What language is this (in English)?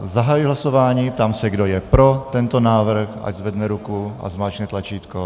Czech